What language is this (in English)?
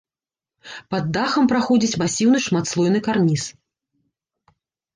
Belarusian